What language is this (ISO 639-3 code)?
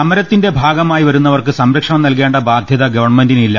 mal